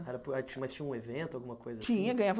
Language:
Portuguese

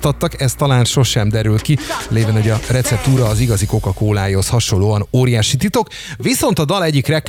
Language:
Hungarian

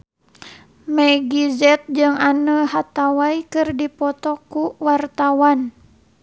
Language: Sundanese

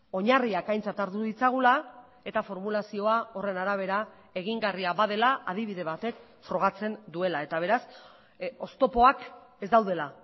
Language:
Basque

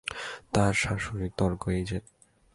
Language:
Bangla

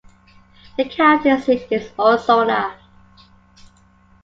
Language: English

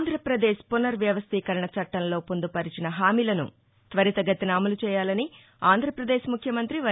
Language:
Telugu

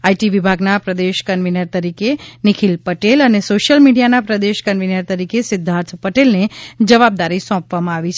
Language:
Gujarati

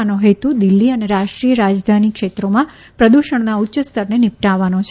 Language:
Gujarati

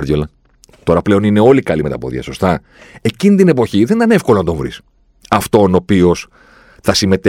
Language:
Greek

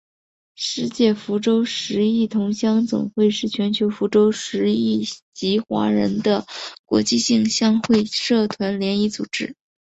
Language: Chinese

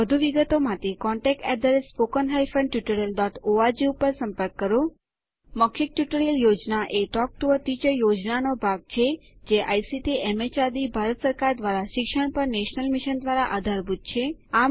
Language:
Gujarati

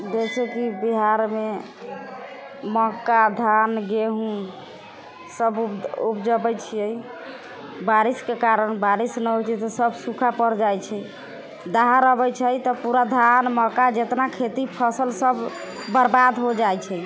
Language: Maithili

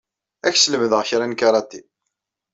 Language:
Kabyle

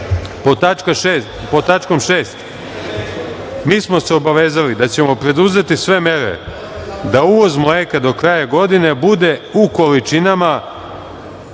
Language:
Serbian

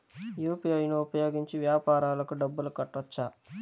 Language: Telugu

